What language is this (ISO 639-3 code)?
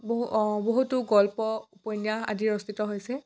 asm